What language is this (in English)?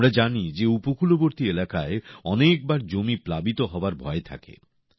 Bangla